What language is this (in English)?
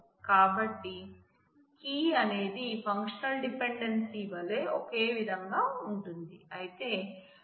Telugu